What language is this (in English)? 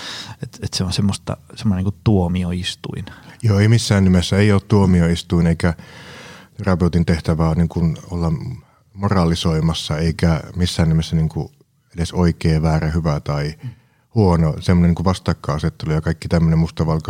Finnish